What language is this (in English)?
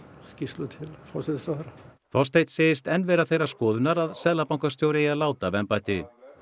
Icelandic